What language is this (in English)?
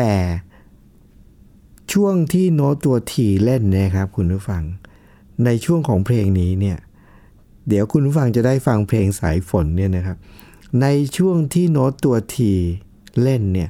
Thai